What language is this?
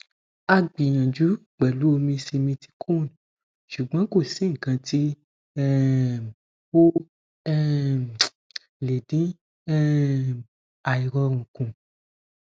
Yoruba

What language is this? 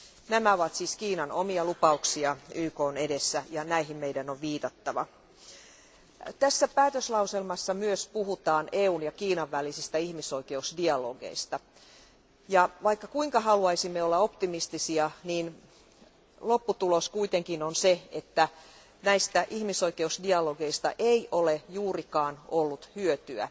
Finnish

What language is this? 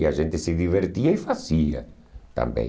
Portuguese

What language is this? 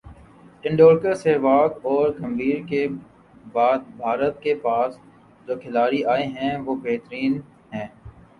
Urdu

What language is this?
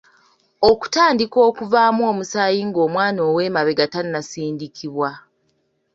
Ganda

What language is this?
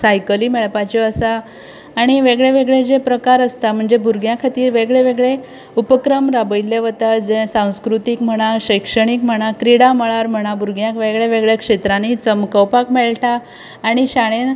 Konkani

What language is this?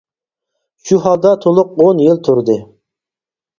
Uyghur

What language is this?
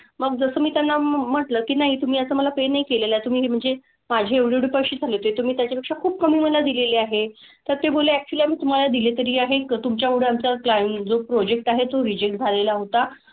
Marathi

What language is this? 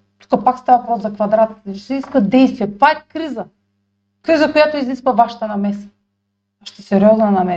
Bulgarian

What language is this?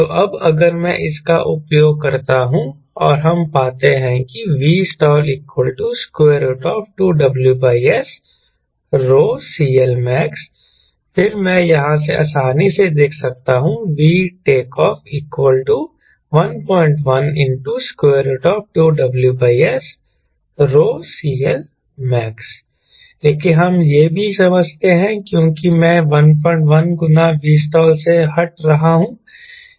Hindi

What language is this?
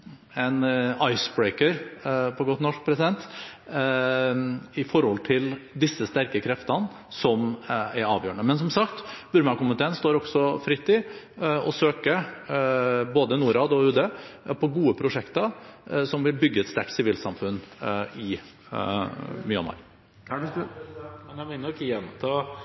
Norwegian Bokmål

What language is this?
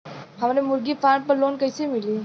Bhojpuri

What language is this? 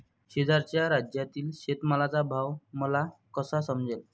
Marathi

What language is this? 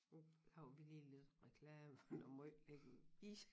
Danish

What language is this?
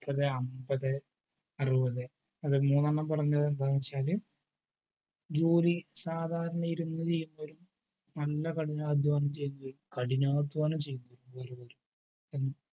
Malayalam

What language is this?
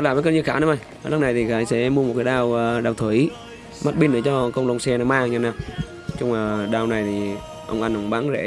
Vietnamese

